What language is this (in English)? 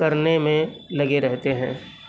Urdu